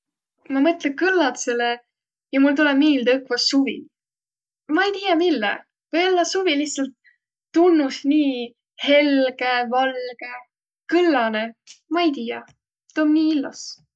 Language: Võro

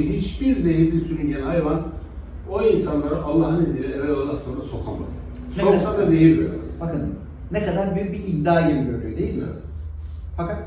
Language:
Turkish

